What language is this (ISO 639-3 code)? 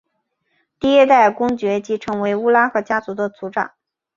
zho